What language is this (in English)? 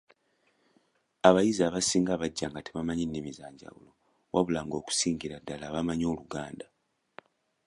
Ganda